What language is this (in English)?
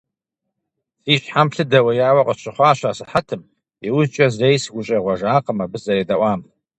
Kabardian